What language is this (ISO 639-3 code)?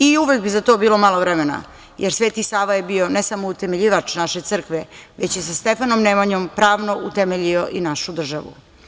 srp